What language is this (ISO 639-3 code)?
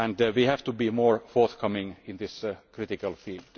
eng